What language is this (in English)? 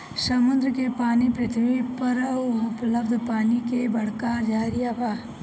Bhojpuri